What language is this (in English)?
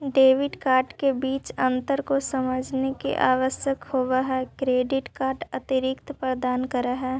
Magahi